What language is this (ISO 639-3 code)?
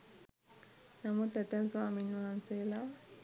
sin